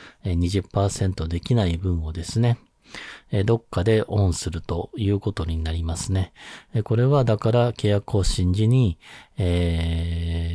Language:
Japanese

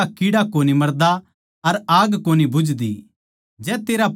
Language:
Haryanvi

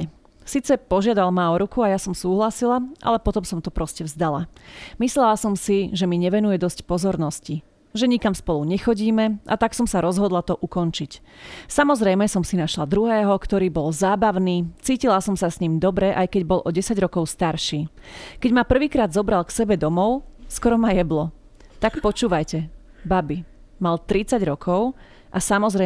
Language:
Slovak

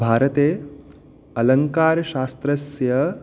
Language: Sanskrit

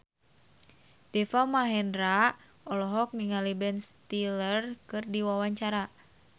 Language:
Sundanese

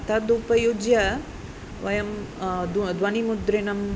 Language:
Sanskrit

